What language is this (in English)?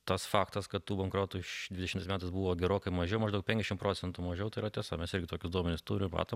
Lithuanian